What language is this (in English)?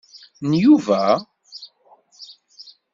Kabyle